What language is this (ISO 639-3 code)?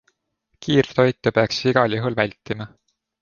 est